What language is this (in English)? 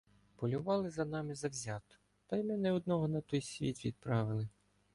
Ukrainian